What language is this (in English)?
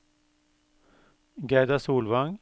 Norwegian